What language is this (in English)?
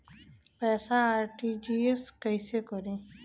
Bhojpuri